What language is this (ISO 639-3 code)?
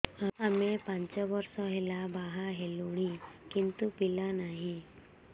ori